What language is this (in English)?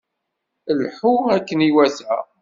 Kabyle